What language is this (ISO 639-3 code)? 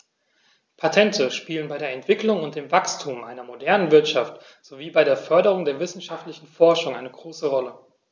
deu